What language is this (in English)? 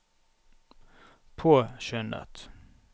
Norwegian